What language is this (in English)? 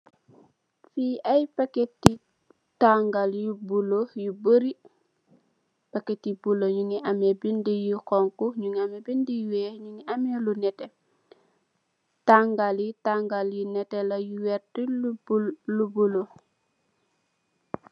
Wolof